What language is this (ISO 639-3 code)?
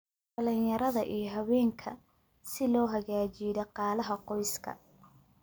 som